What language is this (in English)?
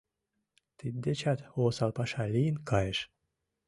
Mari